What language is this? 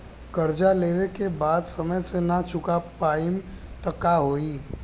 Bhojpuri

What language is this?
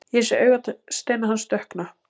Icelandic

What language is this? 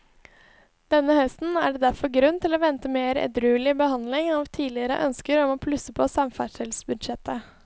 Norwegian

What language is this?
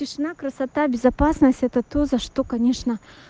Russian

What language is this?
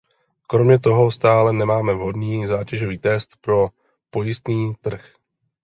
Czech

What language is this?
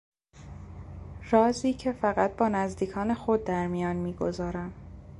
Persian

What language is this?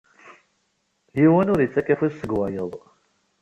Kabyle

